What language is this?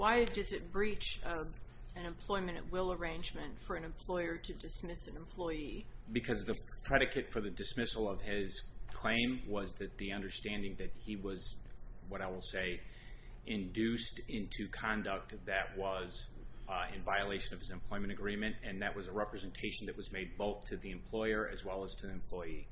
English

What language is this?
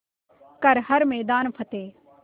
Hindi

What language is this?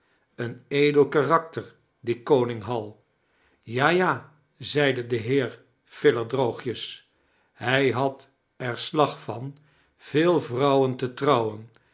Dutch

